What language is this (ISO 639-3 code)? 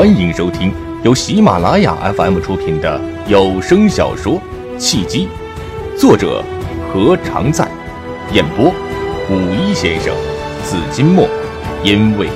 zho